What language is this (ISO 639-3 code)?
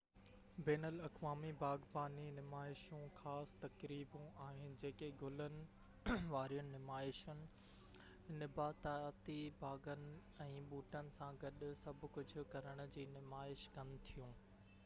snd